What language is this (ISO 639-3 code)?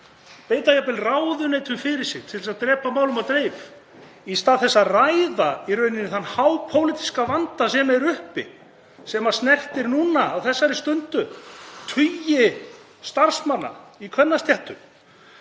isl